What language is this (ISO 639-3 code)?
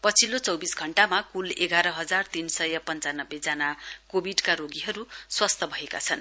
nep